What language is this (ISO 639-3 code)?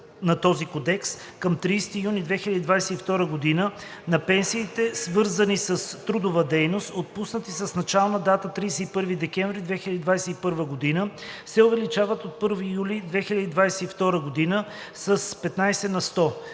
bul